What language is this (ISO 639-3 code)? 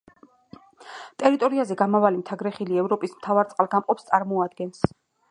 kat